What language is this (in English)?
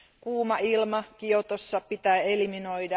Finnish